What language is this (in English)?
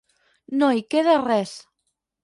Catalan